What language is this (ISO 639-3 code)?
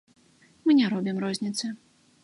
bel